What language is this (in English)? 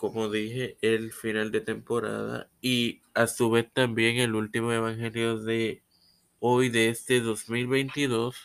Spanish